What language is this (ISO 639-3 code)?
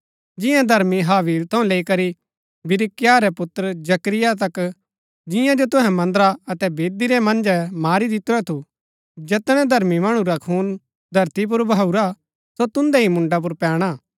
gbk